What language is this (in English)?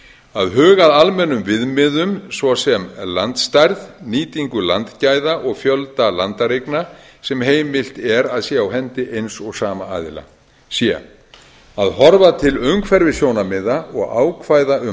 Icelandic